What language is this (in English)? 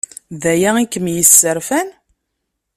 Kabyle